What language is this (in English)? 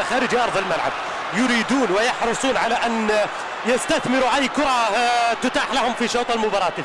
Arabic